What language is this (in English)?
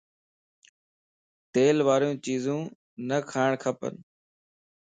Lasi